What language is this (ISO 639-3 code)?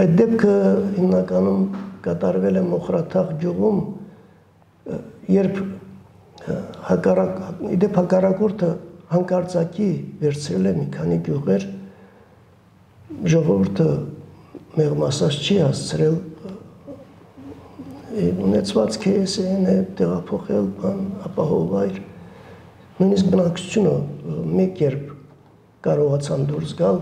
ron